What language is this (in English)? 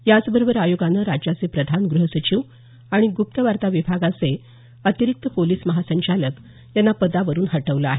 Marathi